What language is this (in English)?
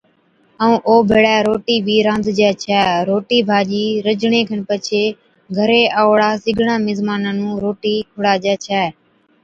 Od